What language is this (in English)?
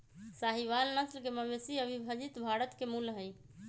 Magahi